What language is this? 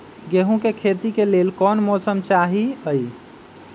Magahi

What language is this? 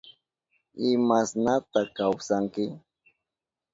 Southern Pastaza Quechua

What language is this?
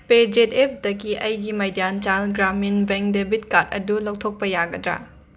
Manipuri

